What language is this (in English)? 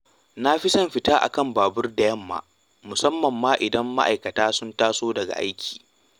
Hausa